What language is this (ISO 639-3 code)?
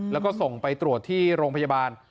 tha